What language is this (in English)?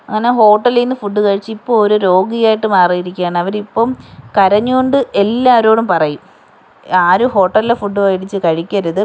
Malayalam